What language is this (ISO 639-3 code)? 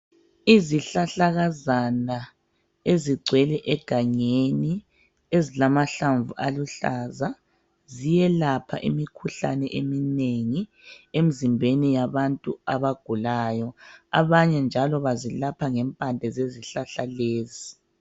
nde